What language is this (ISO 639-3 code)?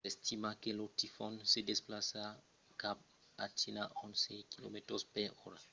oci